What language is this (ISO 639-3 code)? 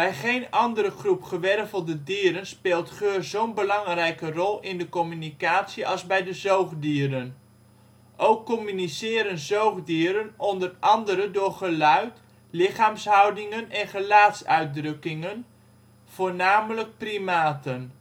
nld